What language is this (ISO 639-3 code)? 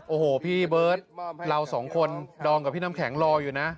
tha